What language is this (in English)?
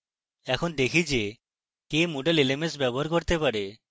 Bangla